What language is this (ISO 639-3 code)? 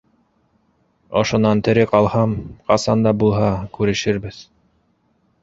bak